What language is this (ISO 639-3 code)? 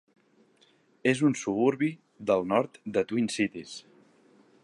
cat